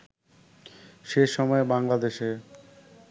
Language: Bangla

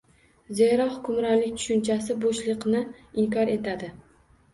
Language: Uzbek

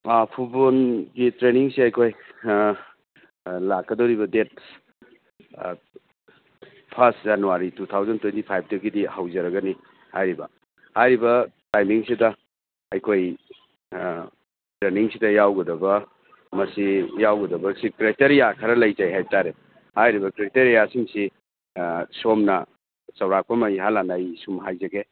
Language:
Manipuri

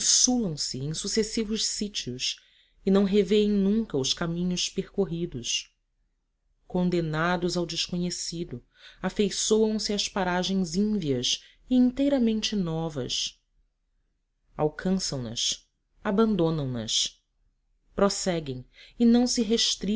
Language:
Portuguese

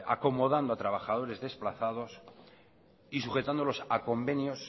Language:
Spanish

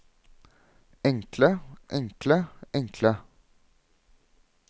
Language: Norwegian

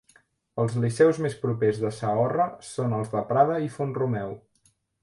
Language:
Catalan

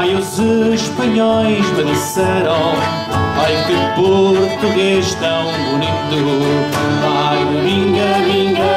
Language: Portuguese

